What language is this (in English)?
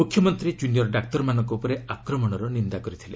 Odia